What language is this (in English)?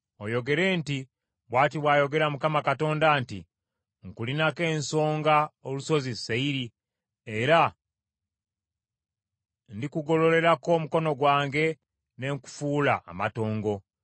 Ganda